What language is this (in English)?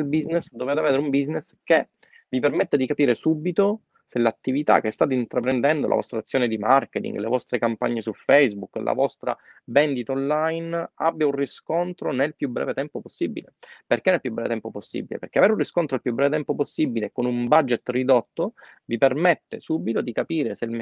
Italian